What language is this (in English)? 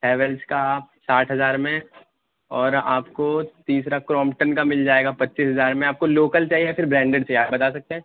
Urdu